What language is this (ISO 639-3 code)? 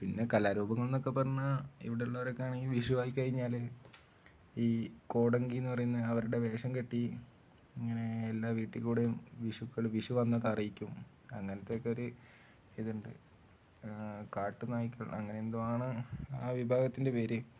mal